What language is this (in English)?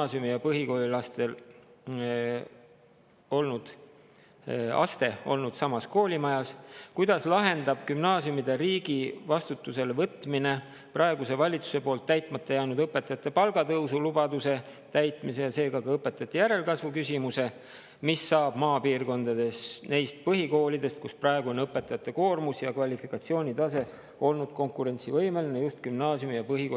Estonian